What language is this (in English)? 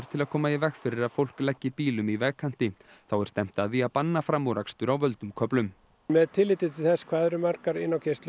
Icelandic